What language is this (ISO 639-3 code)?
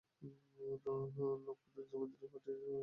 ben